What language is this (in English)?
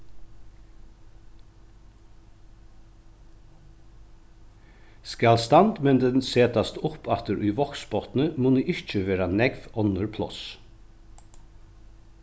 Faroese